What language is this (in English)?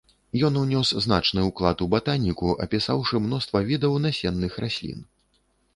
Belarusian